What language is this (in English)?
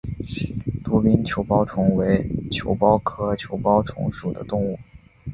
Chinese